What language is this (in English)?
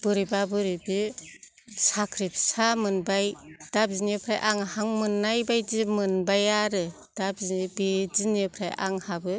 Bodo